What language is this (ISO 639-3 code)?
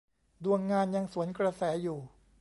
tha